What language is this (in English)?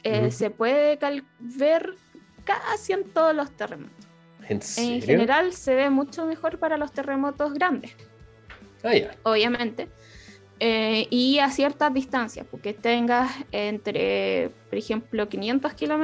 Spanish